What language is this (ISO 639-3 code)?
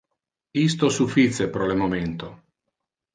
ina